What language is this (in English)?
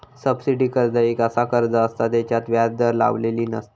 Marathi